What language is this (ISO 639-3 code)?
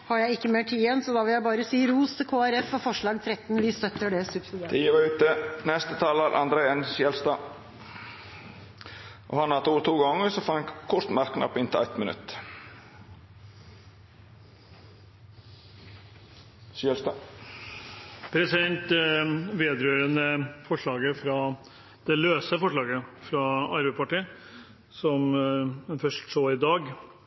nor